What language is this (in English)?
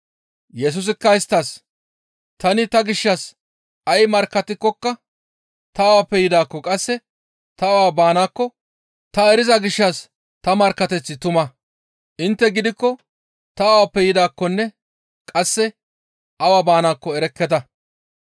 Gamo